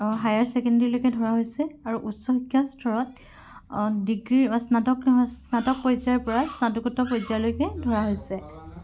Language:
Assamese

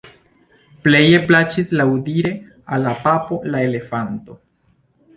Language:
Esperanto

